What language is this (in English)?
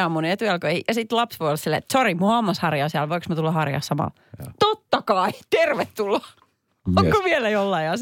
Finnish